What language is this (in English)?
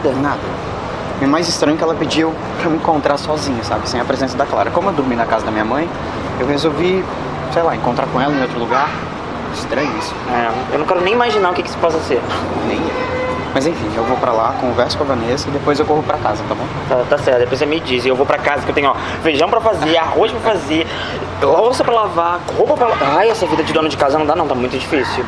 Portuguese